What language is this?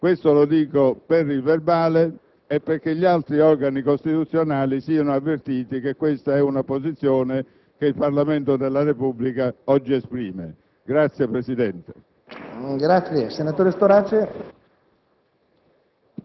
Italian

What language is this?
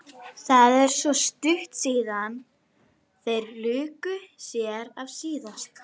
Icelandic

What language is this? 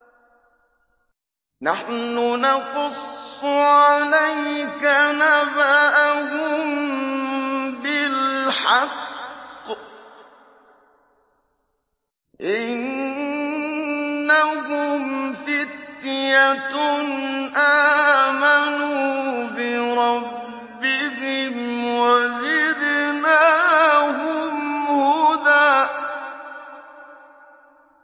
Arabic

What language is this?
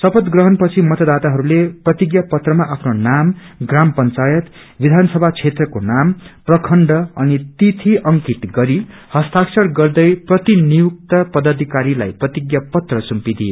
Nepali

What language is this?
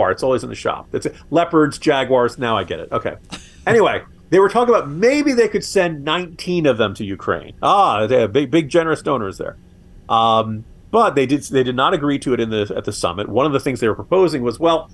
English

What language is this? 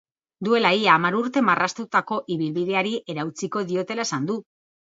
Basque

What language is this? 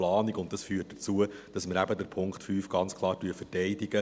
Swiss German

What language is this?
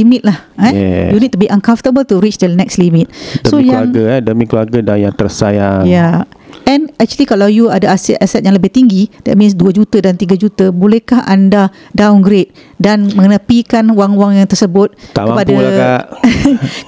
Malay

